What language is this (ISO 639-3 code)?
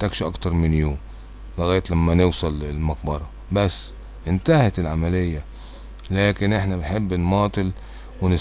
ara